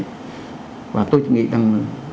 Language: Vietnamese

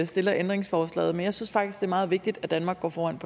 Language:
Danish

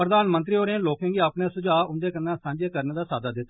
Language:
Dogri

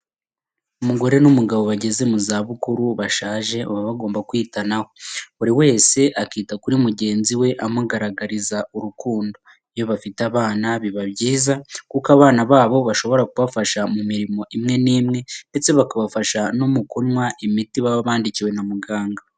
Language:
Kinyarwanda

